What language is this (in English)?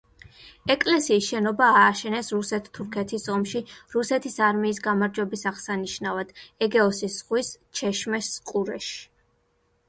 Georgian